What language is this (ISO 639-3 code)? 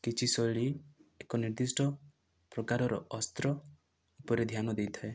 ori